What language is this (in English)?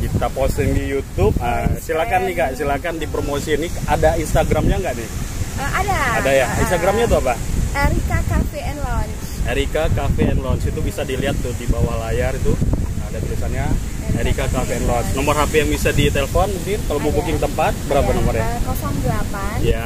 Indonesian